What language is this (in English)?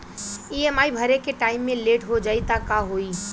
Bhojpuri